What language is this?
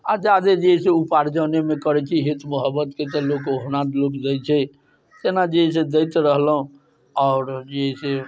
Maithili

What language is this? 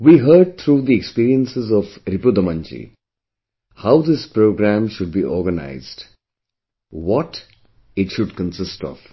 English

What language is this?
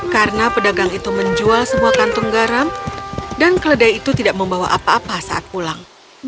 Indonesian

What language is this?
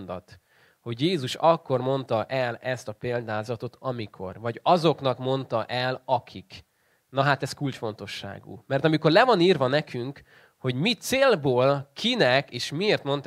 Hungarian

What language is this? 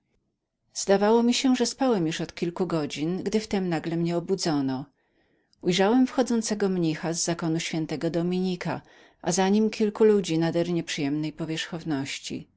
Polish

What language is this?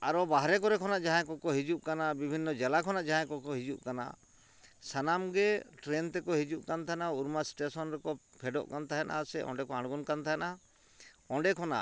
Santali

